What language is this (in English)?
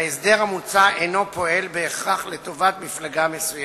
Hebrew